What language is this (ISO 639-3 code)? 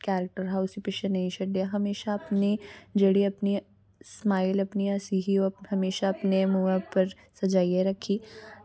doi